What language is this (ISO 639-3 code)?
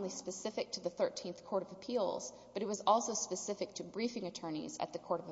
eng